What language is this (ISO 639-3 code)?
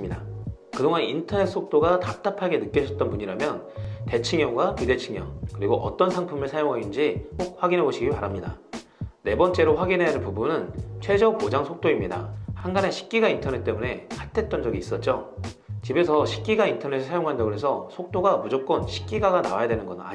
kor